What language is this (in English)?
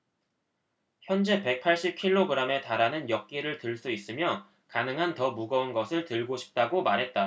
Korean